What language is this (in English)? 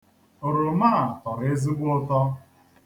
Igbo